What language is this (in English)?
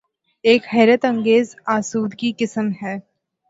Urdu